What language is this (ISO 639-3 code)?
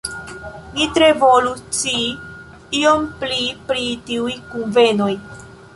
epo